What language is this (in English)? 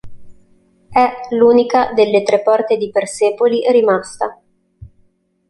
Italian